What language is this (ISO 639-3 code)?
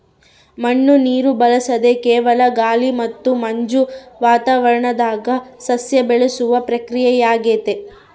kan